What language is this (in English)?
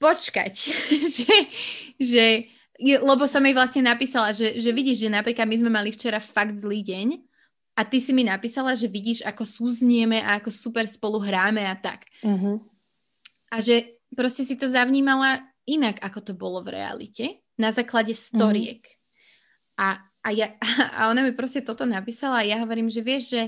Slovak